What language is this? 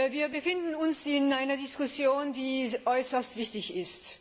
German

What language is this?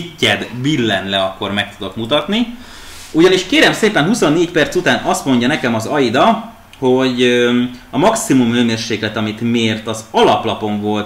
Hungarian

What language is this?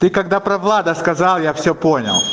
Russian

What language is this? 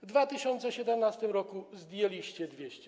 Polish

